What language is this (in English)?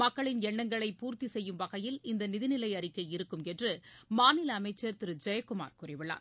Tamil